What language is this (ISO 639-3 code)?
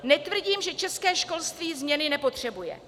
ces